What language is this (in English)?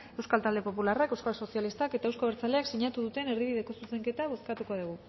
Basque